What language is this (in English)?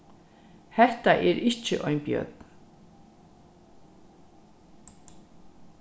Faroese